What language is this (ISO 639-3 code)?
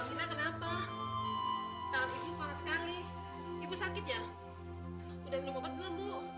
ind